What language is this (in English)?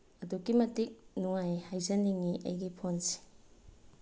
Manipuri